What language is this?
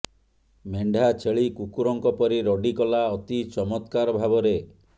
Odia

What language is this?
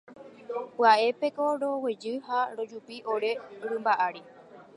Guarani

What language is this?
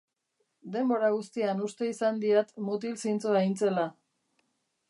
Basque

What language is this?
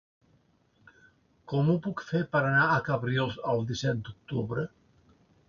Catalan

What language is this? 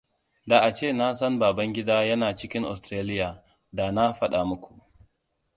Hausa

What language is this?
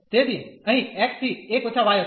Gujarati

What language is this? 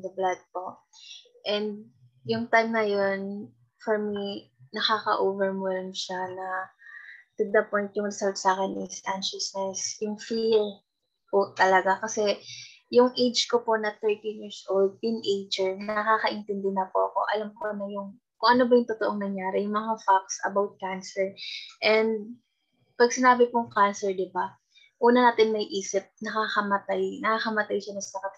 Filipino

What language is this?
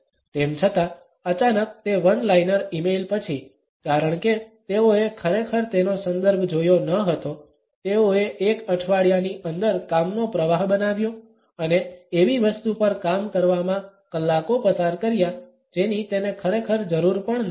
Gujarati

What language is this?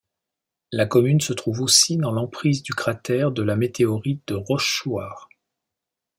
French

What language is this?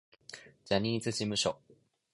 Japanese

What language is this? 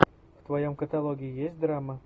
Russian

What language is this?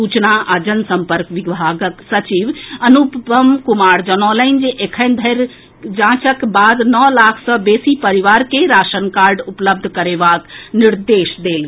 Maithili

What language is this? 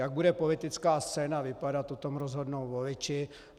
Czech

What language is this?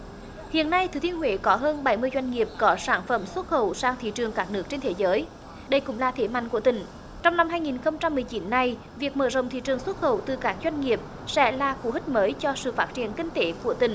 Vietnamese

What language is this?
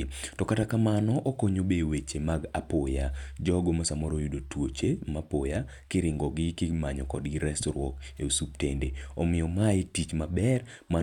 Luo (Kenya and Tanzania)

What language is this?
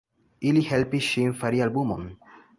Esperanto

